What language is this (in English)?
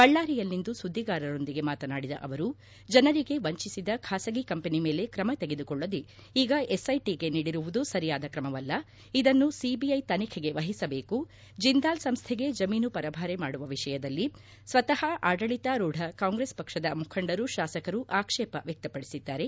Kannada